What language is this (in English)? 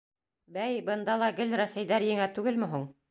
Bashkir